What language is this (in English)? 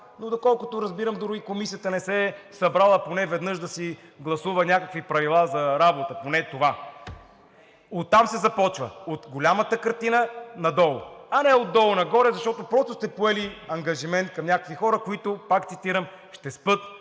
Bulgarian